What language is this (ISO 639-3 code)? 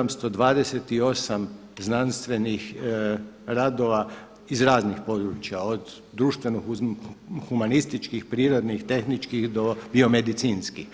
hrv